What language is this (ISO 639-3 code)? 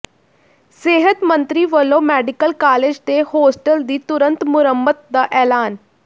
pan